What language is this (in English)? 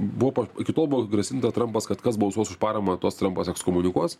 Lithuanian